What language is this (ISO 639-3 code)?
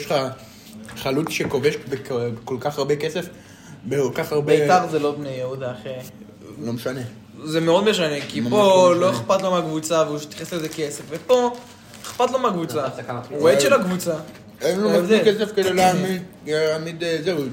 heb